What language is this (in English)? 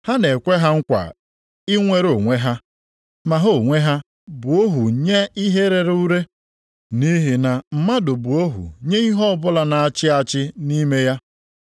Igbo